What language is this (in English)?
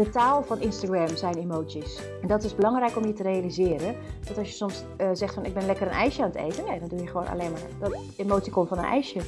Dutch